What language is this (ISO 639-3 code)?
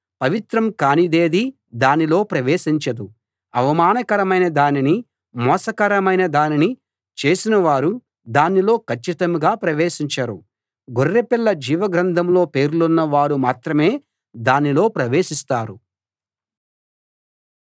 tel